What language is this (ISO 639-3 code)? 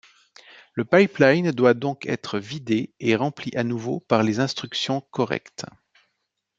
fra